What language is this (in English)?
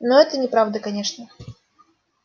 Russian